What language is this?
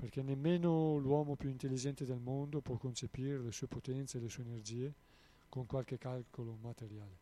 Italian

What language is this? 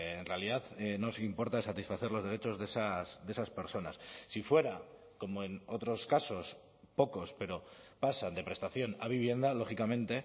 Spanish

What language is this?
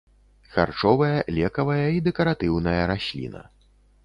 Belarusian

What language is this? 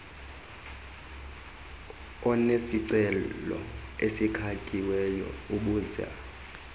Xhosa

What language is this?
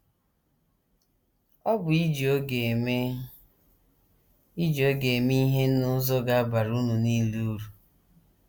Igbo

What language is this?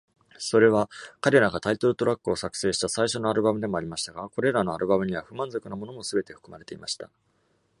Japanese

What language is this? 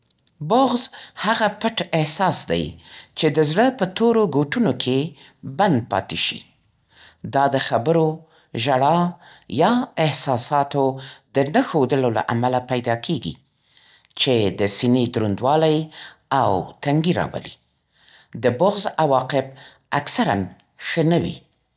Central Pashto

